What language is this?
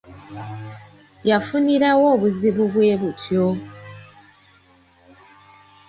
Ganda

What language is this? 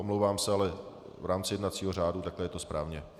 Czech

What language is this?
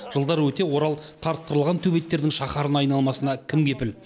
Kazakh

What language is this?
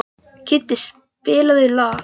Icelandic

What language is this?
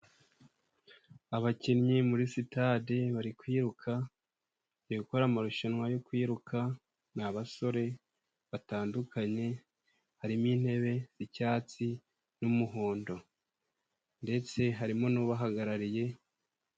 Kinyarwanda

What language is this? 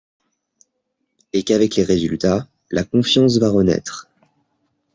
French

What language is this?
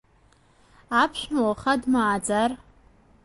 Abkhazian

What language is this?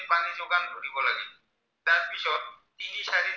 Assamese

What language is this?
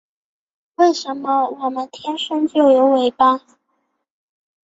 Chinese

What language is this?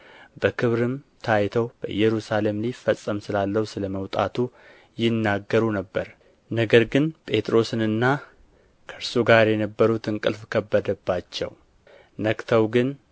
Amharic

